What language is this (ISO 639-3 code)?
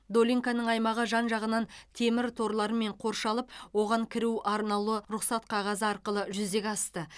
kaz